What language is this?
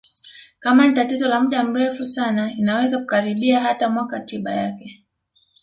Swahili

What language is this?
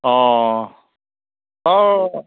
Assamese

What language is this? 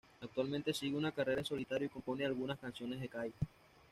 Spanish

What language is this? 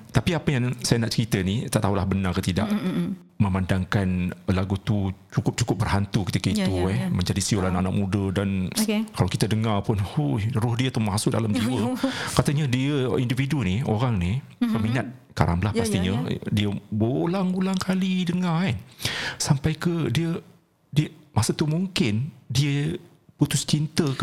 Malay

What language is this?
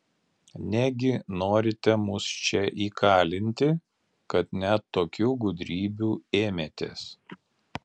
Lithuanian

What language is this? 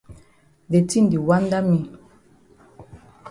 Cameroon Pidgin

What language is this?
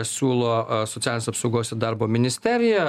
Lithuanian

